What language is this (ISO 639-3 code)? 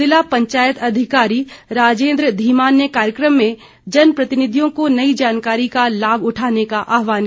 hin